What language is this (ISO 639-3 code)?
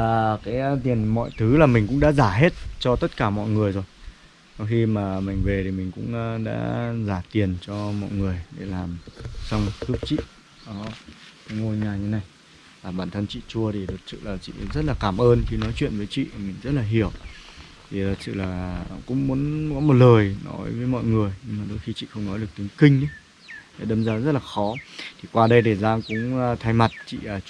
vie